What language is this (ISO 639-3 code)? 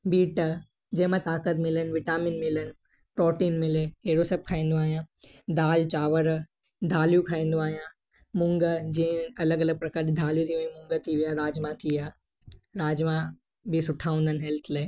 snd